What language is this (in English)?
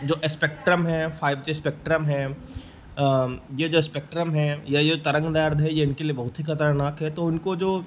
Hindi